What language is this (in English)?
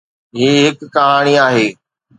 Sindhi